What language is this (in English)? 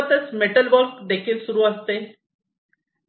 Marathi